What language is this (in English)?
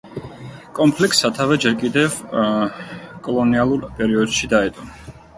Georgian